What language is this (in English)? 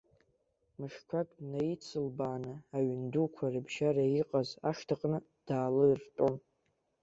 Abkhazian